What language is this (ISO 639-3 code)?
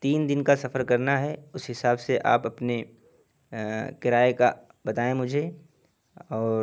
urd